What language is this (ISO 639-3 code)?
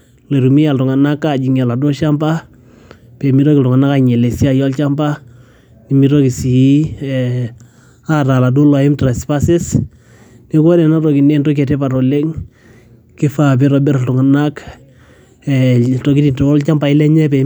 mas